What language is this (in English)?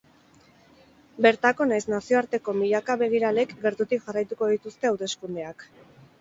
Basque